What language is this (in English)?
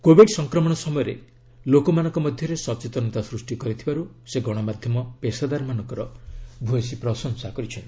Odia